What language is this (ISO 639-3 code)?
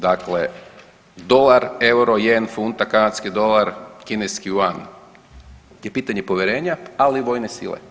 hrv